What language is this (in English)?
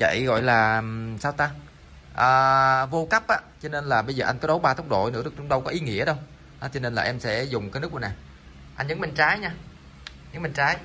Vietnamese